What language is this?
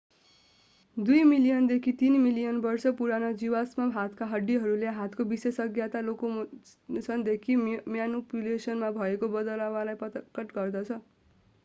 Nepali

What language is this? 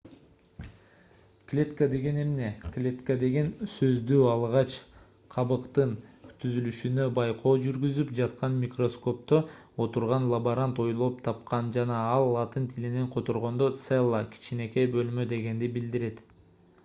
Kyrgyz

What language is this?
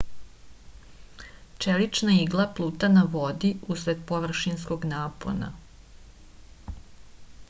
Serbian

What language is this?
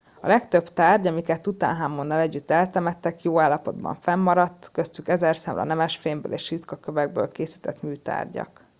Hungarian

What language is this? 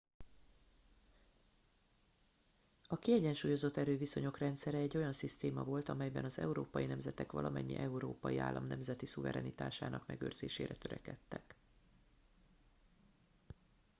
Hungarian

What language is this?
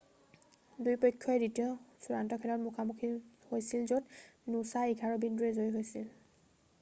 Assamese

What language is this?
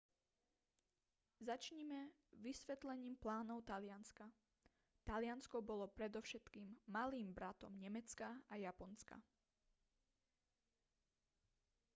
Slovak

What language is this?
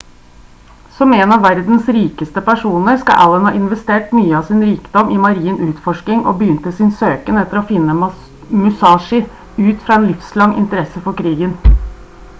Norwegian Bokmål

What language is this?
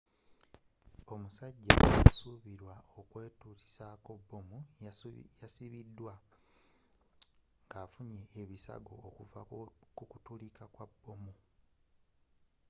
Ganda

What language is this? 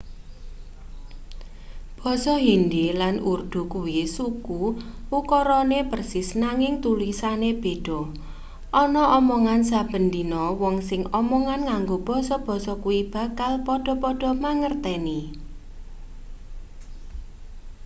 Javanese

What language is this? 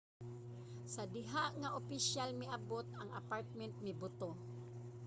Cebuano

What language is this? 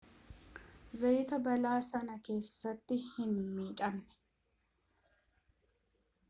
Oromo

